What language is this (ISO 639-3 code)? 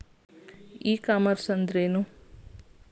kan